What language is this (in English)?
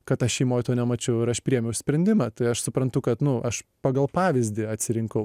Lithuanian